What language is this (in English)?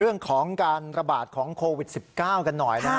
Thai